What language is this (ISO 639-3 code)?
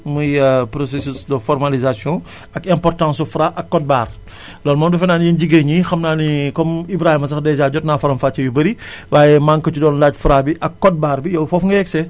wol